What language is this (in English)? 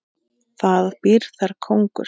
Icelandic